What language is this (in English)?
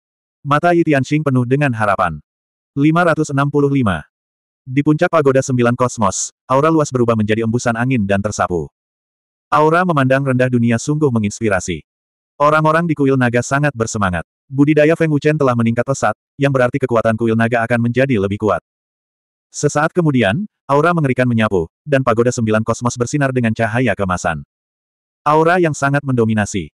Indonesian